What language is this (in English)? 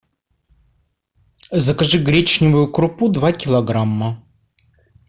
Russian